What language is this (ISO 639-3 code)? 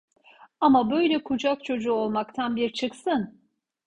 tur